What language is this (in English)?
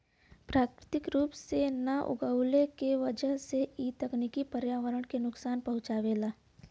Bhojpuri